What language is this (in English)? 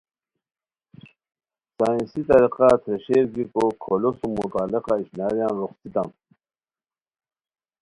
Khowar